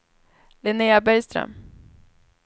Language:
Swedish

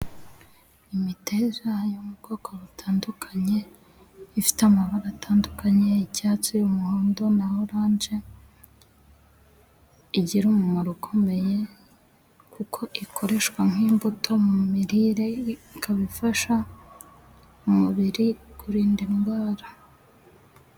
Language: Kinyarwanda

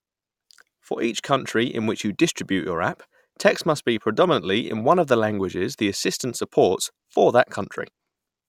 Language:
English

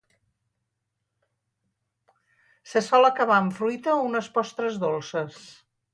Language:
Catalan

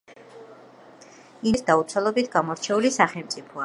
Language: Georgian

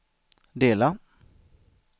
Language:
Swedish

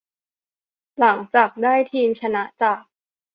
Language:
Thai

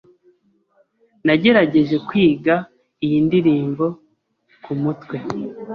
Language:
Kinyarwanda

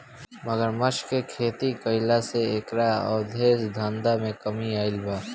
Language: Bhojpuri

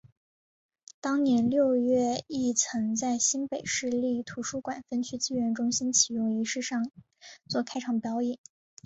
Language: Chinese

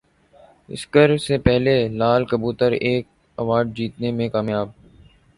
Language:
Urdu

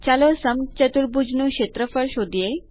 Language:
Gujarati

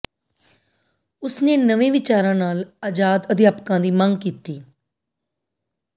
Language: Punjabi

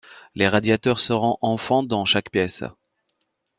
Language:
French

